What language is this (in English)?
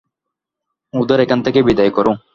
Bangla